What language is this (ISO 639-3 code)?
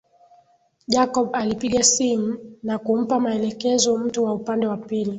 swa